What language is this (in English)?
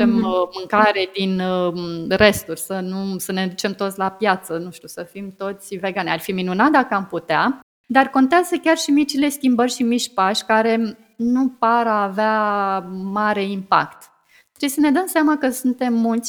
Romanian